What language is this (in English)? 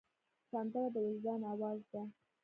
Pashto